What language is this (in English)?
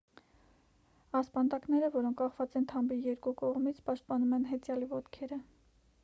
Armenian